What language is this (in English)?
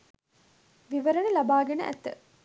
Sinhala